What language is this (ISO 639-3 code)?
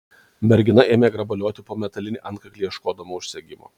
lit